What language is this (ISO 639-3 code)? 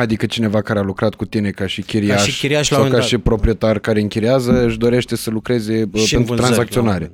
ron